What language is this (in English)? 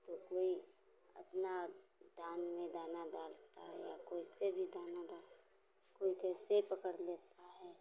Hindi